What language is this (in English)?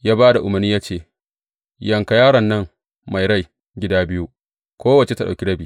Hausa